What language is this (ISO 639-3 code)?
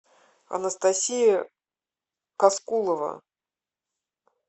rus